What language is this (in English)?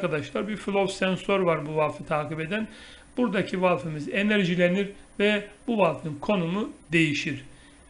Turkish